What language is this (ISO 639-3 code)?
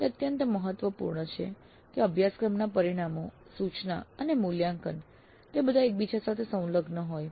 guj